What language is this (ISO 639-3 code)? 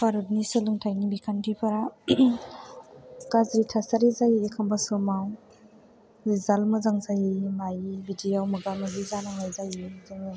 brx